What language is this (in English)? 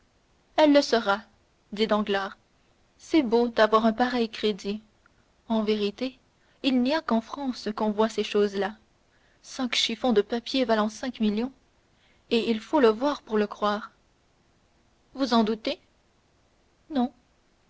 French